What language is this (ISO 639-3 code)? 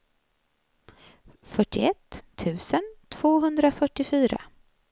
swe